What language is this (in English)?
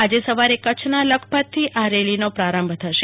Gujarati